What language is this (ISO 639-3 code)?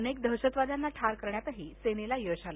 mar